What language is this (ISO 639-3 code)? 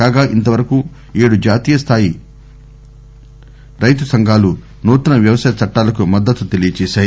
tel